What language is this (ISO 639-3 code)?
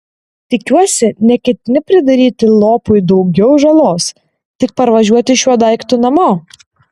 lit